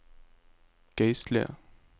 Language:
Norwegian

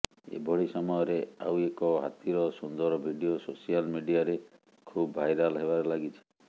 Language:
Odia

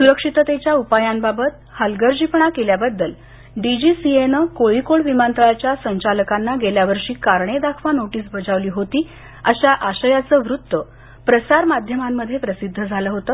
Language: Marathi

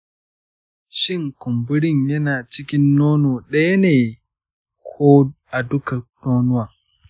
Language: Hausa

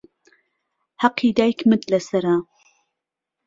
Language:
Central Kurdish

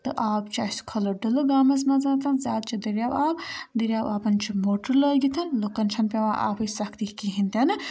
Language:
Kashmiri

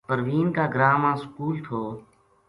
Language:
Gujari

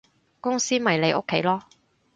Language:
Cantonese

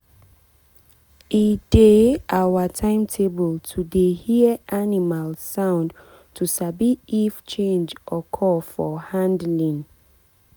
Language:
Nigerian Pidgin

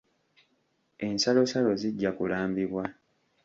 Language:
Ganda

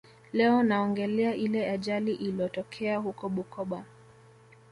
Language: Swahili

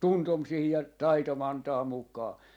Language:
Finnish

